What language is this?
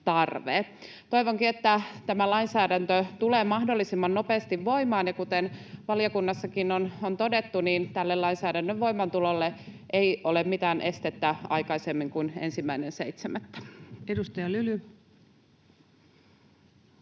Finnish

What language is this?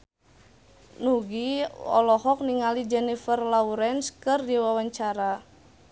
Sundanese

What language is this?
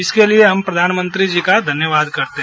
Hindi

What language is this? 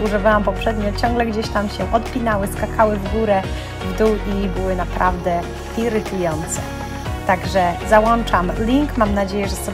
Polish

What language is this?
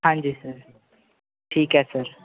Punjabi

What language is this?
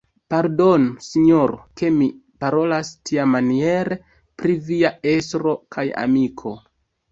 Esperanto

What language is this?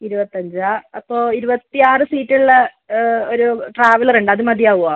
Malayalam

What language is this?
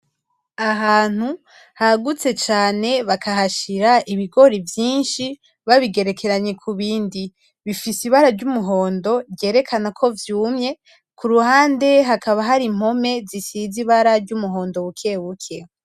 Rundi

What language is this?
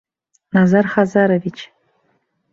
Bashkir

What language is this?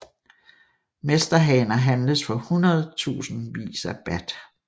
Danish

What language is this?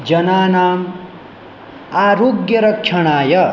Sanskrit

